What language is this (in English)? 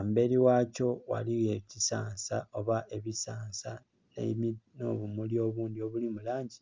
Soga